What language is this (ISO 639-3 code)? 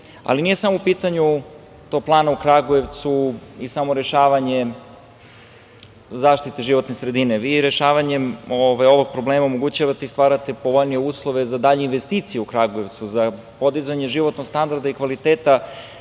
srp